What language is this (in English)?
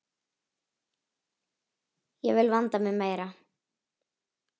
Icelandic